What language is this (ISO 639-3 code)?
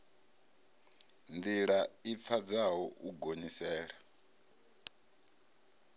ven